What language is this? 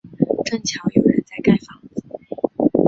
Chinese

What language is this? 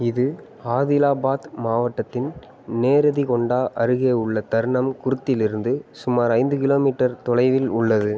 Tamil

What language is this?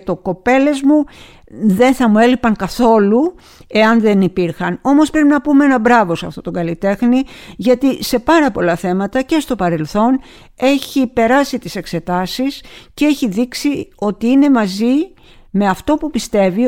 Greek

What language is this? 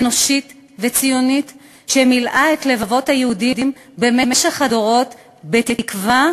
Hebrew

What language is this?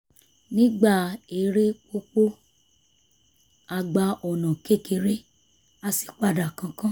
Yoruba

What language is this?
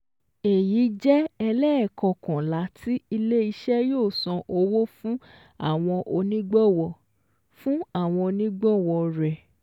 Yoruba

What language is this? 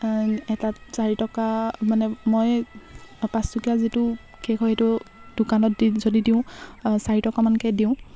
Assamese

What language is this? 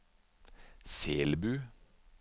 Norwegian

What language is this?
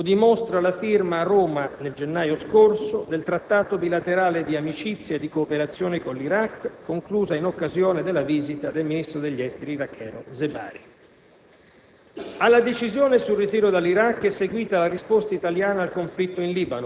Italian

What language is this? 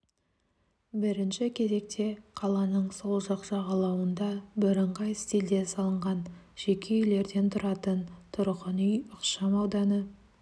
Kazakh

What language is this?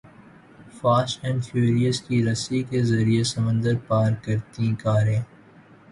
Urdu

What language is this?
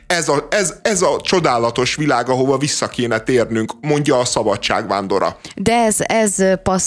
Hungarian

